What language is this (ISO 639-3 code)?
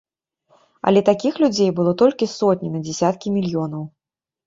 bel